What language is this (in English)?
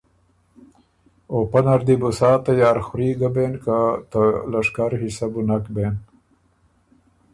Ormuri